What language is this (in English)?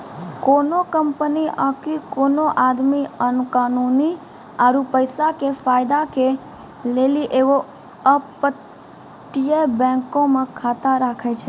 Maithili